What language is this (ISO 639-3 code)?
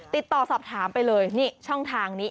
tha